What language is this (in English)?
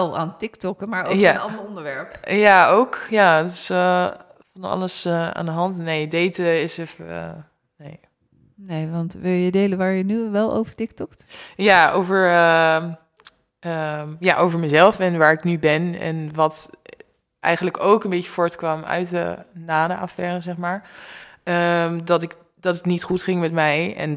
Dutch